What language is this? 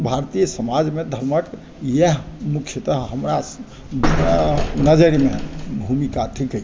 Maithili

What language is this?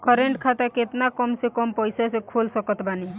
Bhojpuri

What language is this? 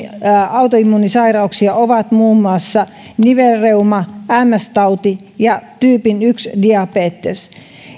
Finnish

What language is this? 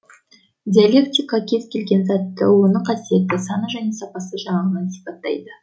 Kazakh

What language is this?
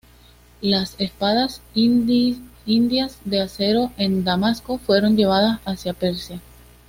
Spanish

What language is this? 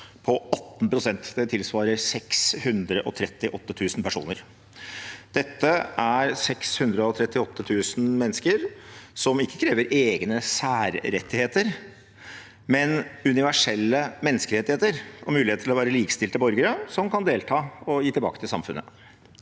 Norwegian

